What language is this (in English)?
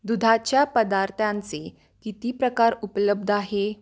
Marathi